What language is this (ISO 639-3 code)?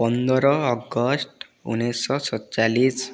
ori